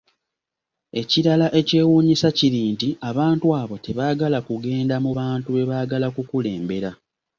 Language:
Ganda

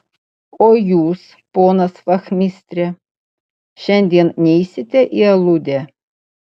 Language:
Lithuanian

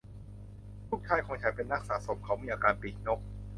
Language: Thai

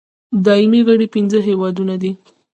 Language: Pashto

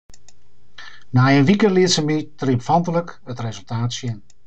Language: Western Frisian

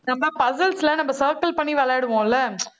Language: Tamil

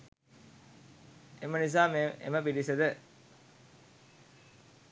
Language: Sinhala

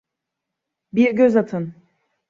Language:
Turkish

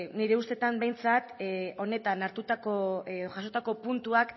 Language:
Basque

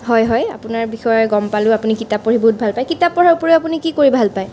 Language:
Assamese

